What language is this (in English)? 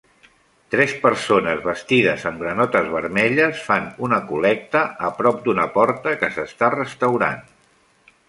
Catalan